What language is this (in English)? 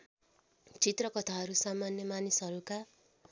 Nepali